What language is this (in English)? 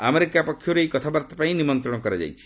Odia